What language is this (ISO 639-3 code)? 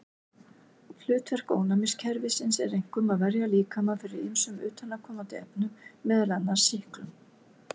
isl